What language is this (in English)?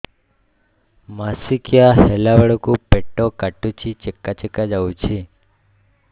Odia